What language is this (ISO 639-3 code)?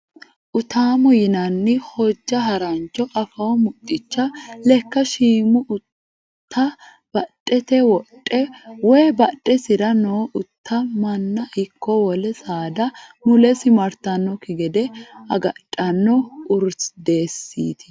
sid